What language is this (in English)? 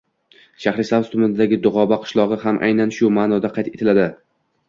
Uzbek